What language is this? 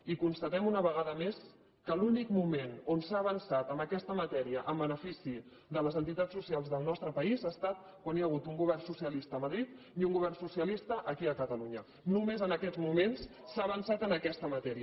Catalan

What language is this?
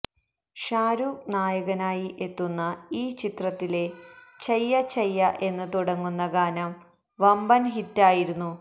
Malayalam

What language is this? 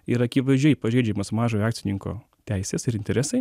Lithuanian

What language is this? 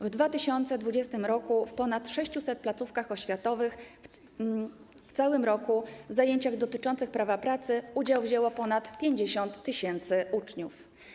Polish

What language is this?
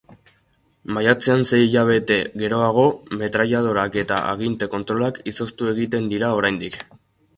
Basque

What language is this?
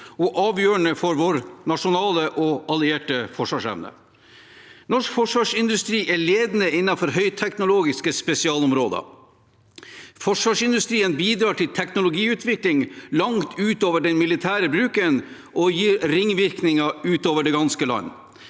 Norwegian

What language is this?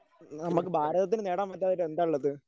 Malayalam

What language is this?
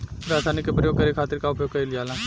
Bhojpuri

